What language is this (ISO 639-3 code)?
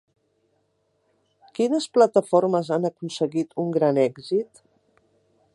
cat